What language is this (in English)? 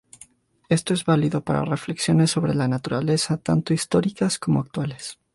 Spanish